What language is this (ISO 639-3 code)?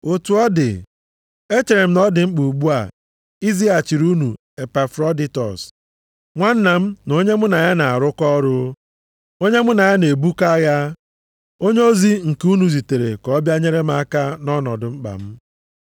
ibo